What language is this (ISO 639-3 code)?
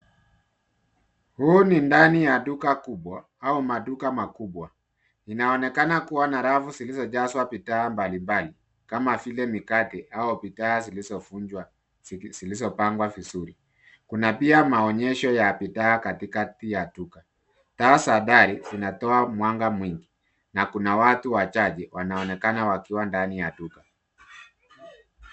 swa